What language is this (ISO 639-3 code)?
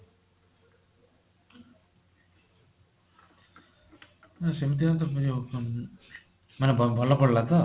ori